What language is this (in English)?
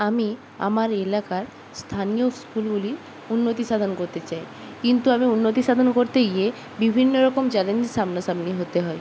Bangla